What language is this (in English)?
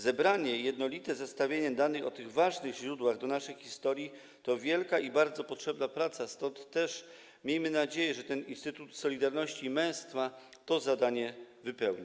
Polish